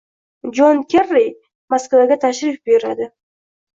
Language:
Uzbek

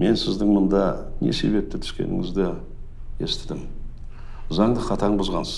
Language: Turkish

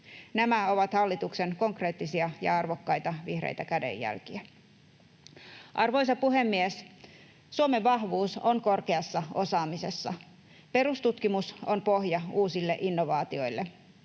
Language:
Finnish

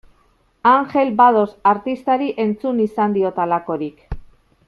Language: Basque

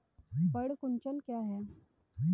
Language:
Hindi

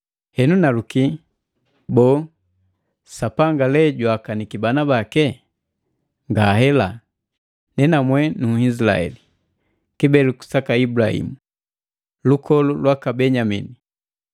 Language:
Matengo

